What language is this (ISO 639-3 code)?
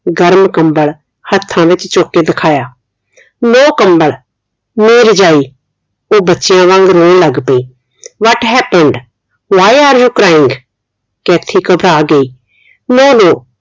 pan